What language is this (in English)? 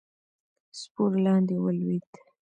Pashto